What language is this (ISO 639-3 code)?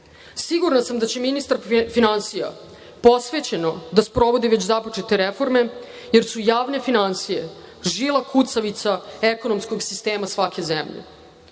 srp